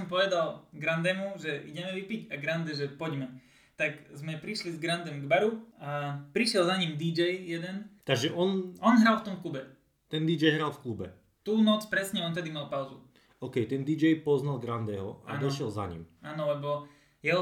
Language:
Slovak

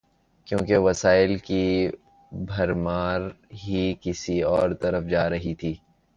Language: Urdu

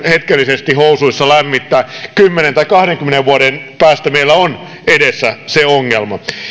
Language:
Finnish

